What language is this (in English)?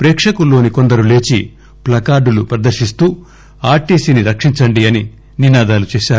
Telugu